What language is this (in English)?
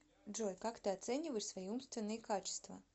Russian